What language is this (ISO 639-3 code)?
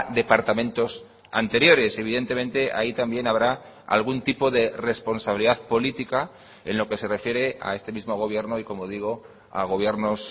spa